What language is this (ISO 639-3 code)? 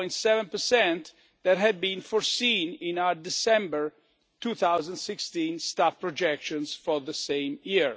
eng